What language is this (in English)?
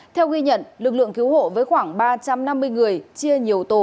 Vietnamese